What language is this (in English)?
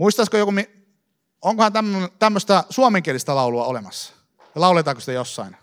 Finnish